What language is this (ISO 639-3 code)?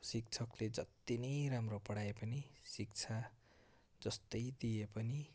nep